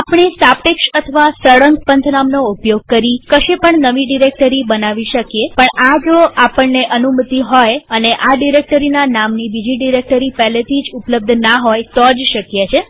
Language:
Gujarati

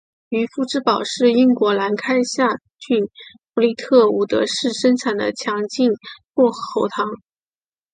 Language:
Chinese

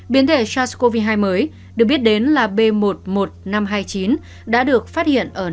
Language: Vietnamese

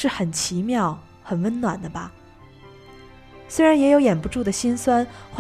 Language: Chinese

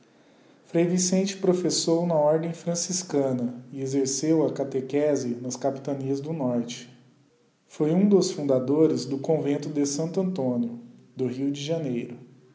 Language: Portuguese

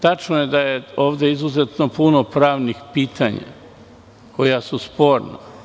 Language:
Serbian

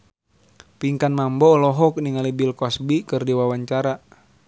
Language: Sundanese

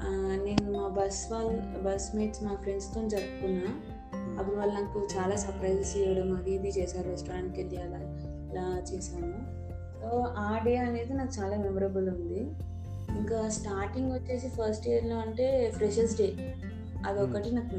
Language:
Telugu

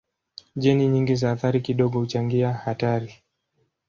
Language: Swahili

